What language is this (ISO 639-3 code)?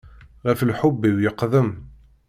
kab